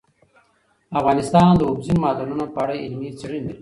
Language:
Pashto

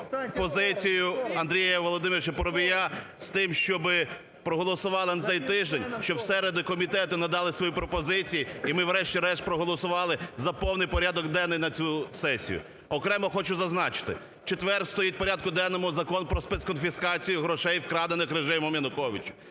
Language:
Ukrainian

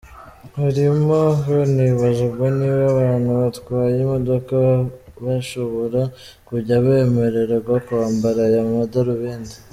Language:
Kinyarwanda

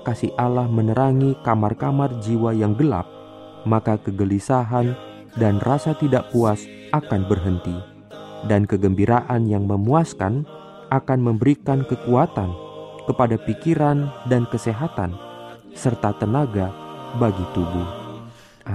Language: Indonesian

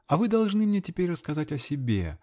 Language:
Russian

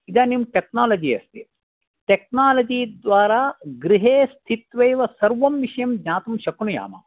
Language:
Sanskrit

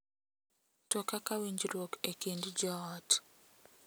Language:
Luo (Kenya and Tanzania)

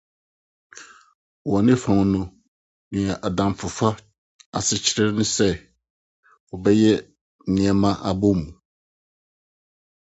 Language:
Akan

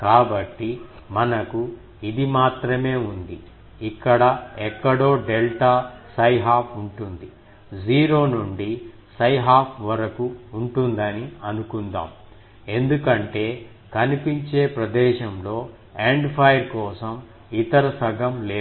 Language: Telugu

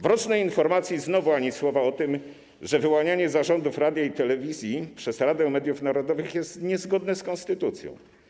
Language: Polish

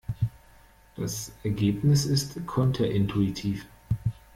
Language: German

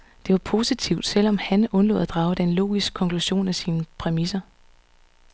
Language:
Danish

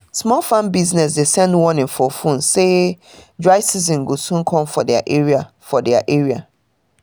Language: Nigerian Pidgin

